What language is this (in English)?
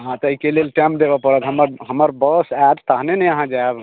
Maithili